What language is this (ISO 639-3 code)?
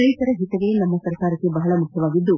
kan